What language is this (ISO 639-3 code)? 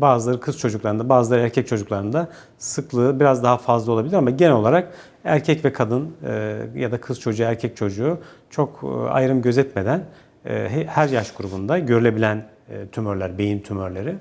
tur